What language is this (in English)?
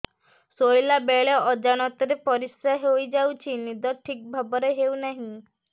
Odia